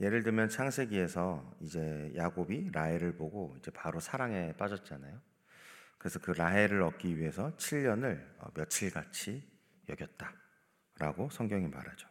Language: Korean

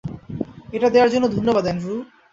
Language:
Bangla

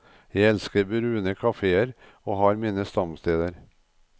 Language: Norwegian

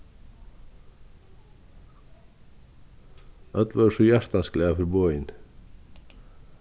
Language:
Faroese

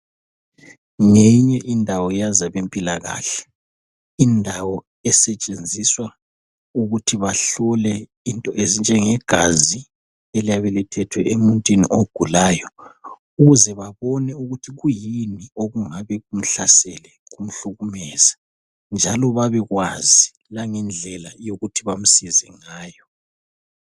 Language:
North Ndebele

